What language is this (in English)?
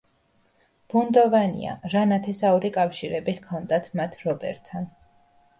Georgian